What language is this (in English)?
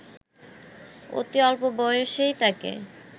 Bangla